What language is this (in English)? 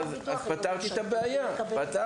Hebrew